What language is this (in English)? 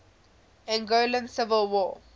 English